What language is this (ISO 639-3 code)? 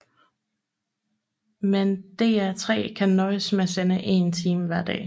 dan